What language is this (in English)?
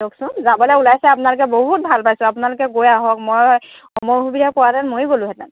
Assamese